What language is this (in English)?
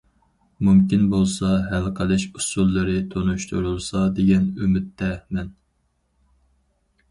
Uyghur